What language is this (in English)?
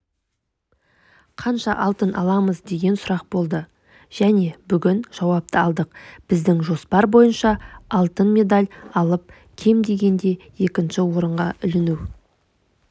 Kazakh